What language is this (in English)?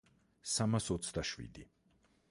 Georgian